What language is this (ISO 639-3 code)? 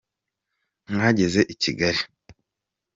kin